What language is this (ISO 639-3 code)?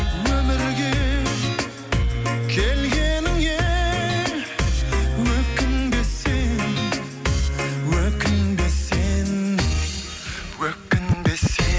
kaz